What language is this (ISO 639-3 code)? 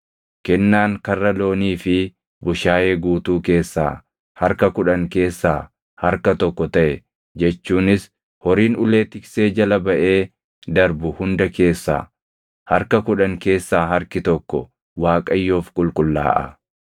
orm